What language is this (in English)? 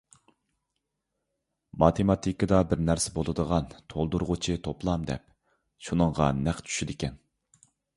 Uyghur